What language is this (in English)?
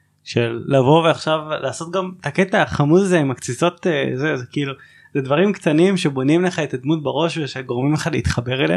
Hebrew